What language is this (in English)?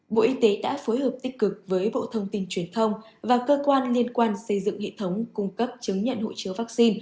Vietnamese